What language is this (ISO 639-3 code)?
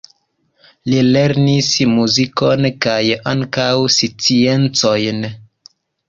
epo